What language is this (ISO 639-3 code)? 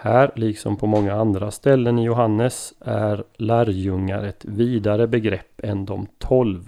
swe